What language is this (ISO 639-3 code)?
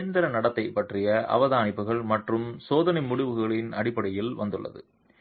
tam